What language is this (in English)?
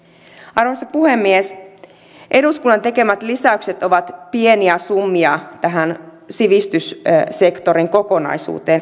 Finnish